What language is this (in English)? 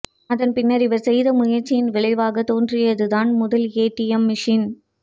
Tamil